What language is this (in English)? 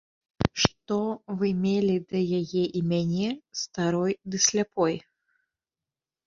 Belarusian